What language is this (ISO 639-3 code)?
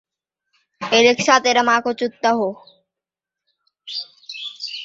ben